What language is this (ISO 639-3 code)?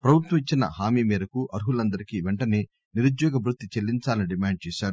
tel